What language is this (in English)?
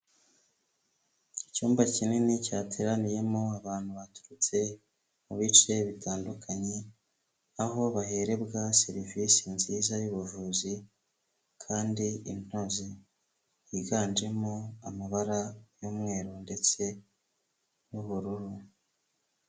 Kinyarwanda